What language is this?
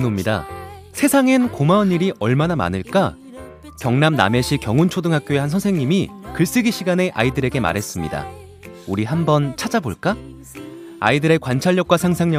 Korean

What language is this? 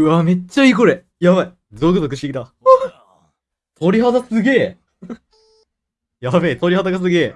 Japanese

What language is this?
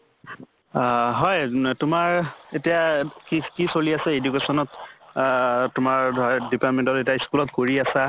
Assamese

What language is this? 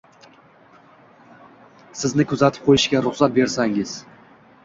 Uzbek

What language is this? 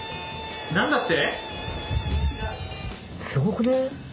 Japanese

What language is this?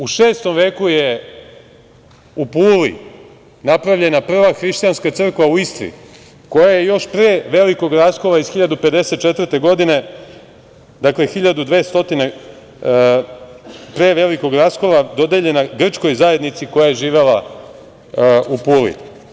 Serbian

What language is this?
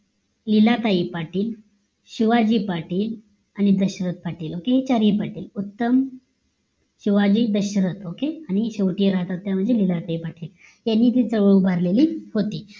Marathi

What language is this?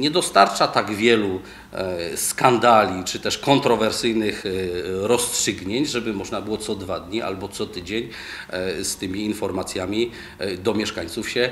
Polish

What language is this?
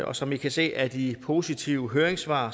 Danish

